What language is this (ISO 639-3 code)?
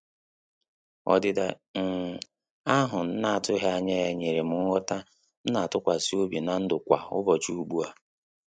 ibo